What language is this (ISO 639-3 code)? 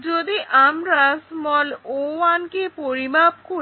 ben